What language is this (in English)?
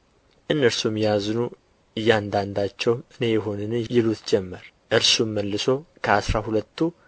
Amharic